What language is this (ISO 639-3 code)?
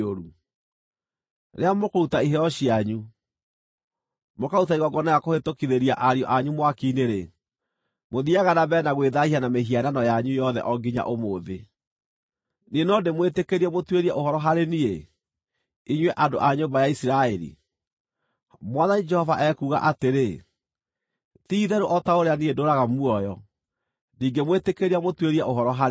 kik